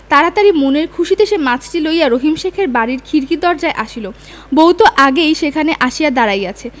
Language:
Bangla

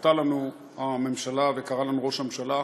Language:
Hebrew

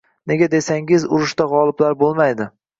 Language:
Uzbek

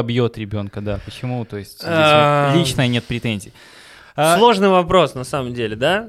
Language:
Russian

